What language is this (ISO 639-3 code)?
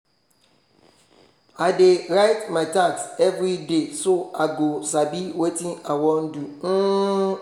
pcm